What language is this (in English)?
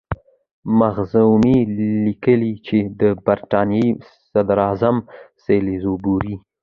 Pashto